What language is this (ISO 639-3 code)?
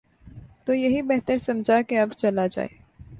urd